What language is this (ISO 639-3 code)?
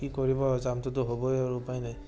asm